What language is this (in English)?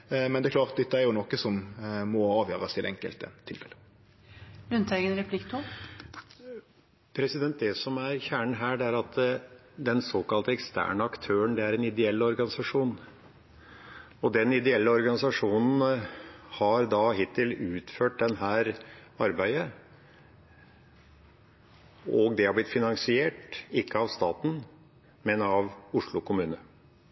Norwegian